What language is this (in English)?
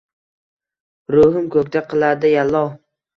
Uzbek